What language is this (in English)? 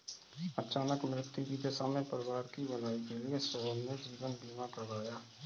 Hindi